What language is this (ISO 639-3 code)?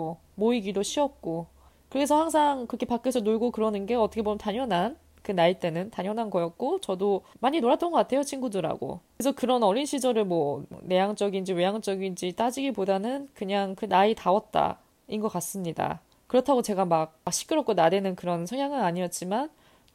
kor